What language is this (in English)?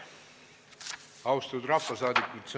Estonian